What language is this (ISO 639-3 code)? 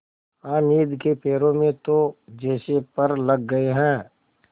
hin